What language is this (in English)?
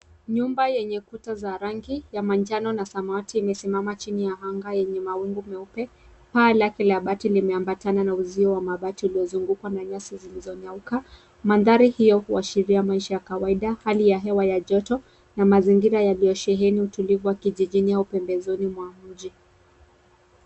Swahili